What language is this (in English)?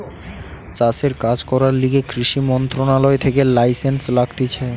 Bangla